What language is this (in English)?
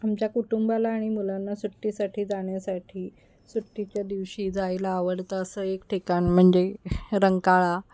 Marathi